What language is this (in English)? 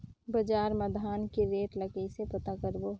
Chhattisgarhi